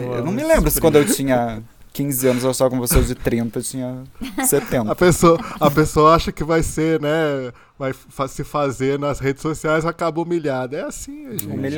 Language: Portuguese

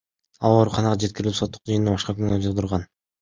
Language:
Kyrgyz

